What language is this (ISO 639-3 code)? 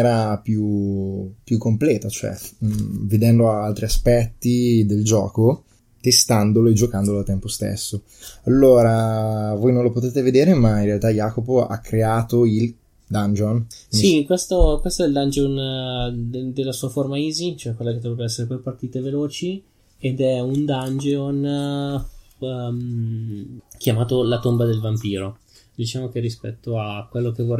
ita